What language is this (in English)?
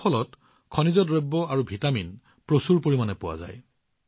Assamese